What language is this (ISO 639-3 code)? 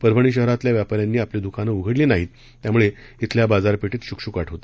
mar